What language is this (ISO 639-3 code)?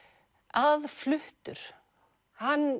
isl